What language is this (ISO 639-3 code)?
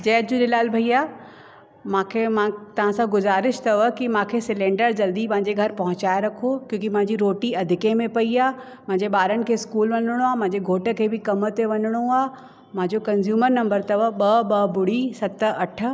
snd